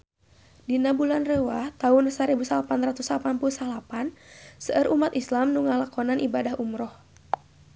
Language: Sundanese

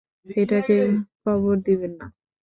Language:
Bangla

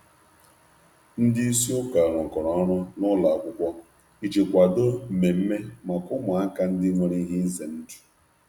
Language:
Igbo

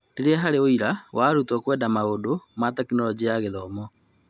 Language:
Kikuyu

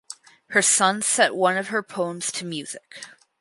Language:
English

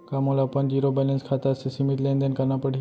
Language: Chhattisgarhi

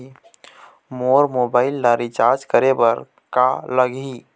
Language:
Chhattisgarhi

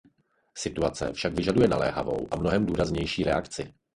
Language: Czech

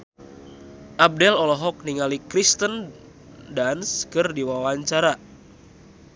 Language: Sundanese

